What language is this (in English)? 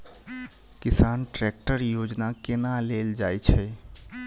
Maithili